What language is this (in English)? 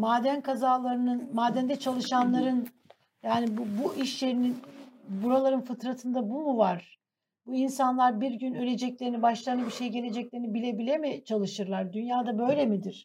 Turkish